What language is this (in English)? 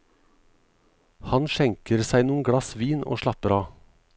Norwegian